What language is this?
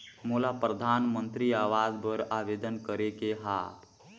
Chhattisgarhi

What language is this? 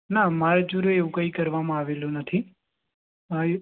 Gujarati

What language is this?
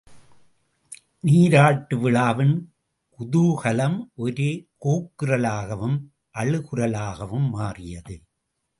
Tamil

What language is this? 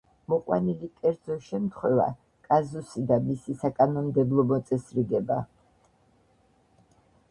Georgian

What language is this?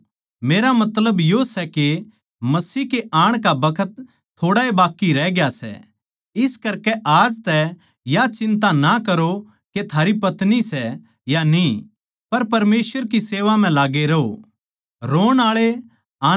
Haryanvi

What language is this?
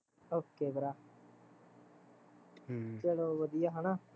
Punjabi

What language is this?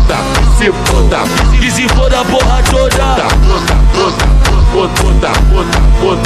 Romanian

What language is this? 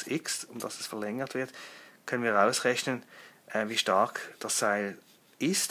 German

